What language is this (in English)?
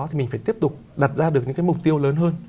Vietnamese